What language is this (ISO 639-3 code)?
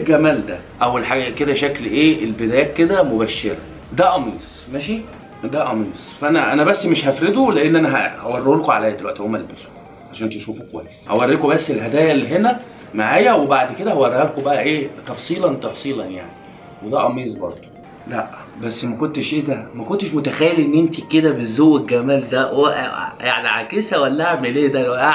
ara